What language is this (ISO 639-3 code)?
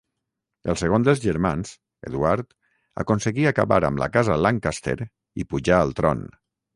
cat